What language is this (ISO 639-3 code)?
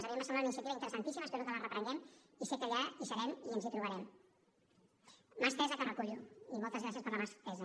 cat